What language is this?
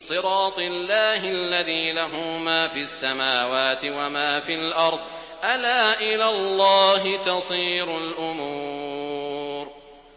Arabic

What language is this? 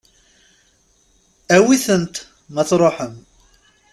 Kabyle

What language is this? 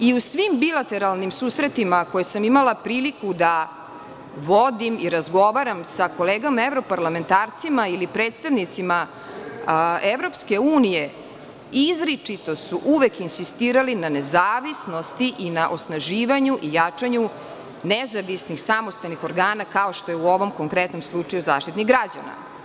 Serbian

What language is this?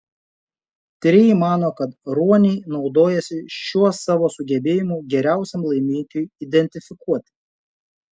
Lithuanian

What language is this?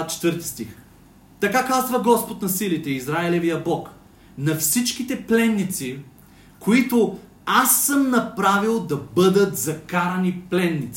Bulgarian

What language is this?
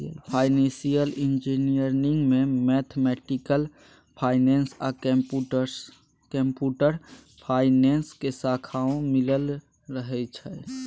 Maithili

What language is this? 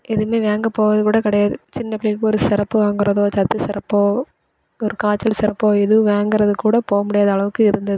Tamil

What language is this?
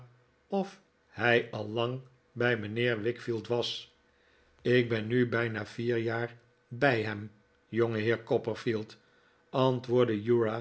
Dutch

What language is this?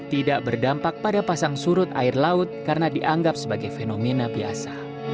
Indonesian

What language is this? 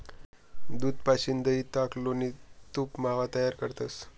Marathi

